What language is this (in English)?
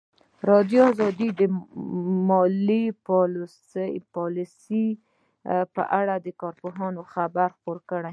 Pashto